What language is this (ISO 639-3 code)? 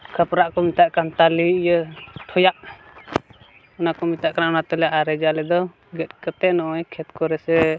sat